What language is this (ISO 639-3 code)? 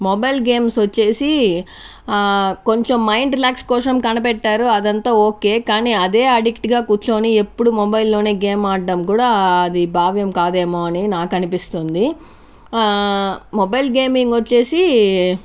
tel